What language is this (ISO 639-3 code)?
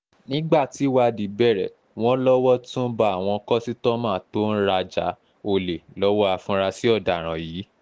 yor